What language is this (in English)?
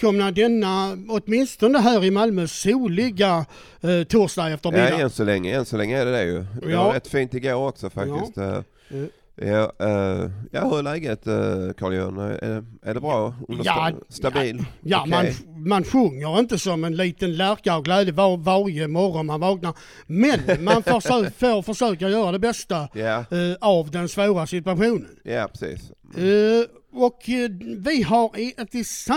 Swedish